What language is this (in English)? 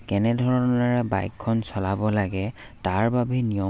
Assamese